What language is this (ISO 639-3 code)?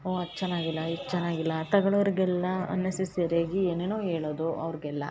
kan